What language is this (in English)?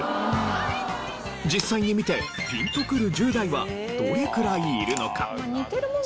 Japanese